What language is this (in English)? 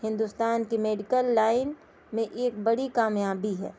Urdu